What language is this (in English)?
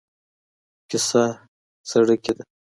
Pashto